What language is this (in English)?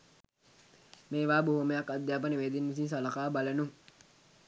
Sinhala